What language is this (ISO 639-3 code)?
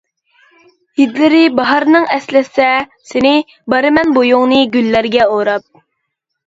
uig